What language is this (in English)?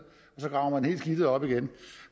Danish